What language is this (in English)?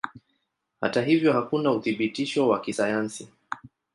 Swahili